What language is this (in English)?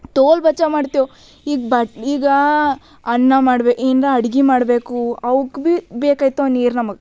Kannada